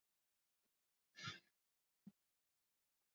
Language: Swahili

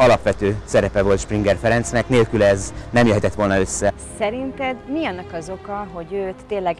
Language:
Hungarian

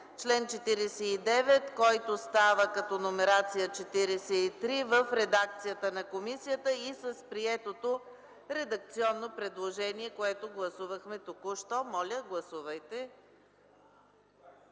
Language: Bulgarian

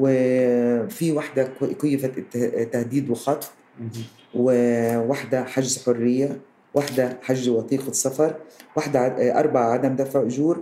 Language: Arabic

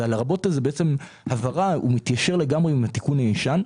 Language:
Hebrew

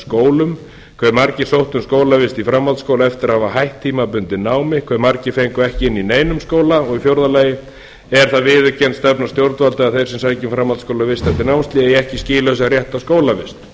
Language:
Icelandic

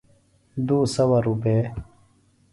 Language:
Phalura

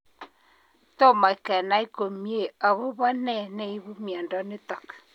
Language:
Kalenjin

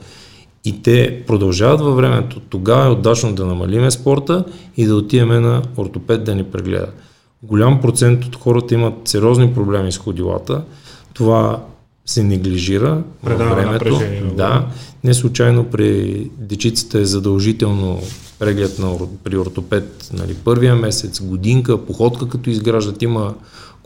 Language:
Bulgarian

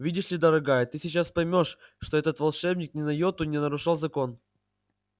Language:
Russian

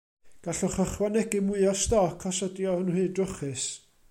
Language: Welsh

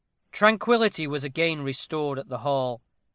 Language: English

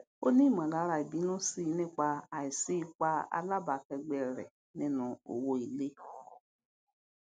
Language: Yoruba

